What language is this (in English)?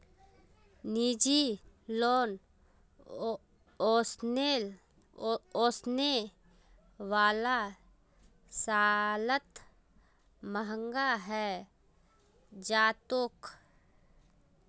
Magahi